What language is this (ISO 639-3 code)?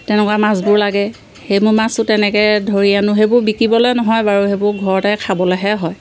asm